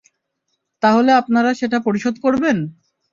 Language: Bangla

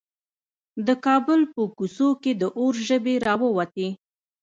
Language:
Pashto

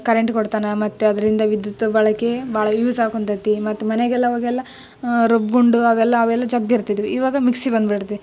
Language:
Kannada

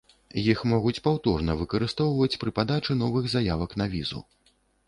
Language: Belarusian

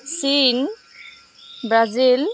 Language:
Assamese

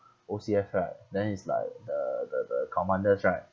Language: English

